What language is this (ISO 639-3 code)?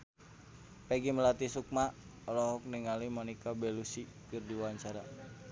sun